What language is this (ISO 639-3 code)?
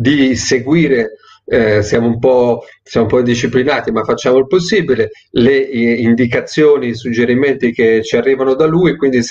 ita